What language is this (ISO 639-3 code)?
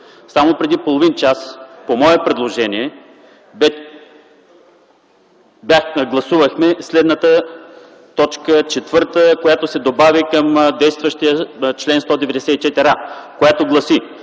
bul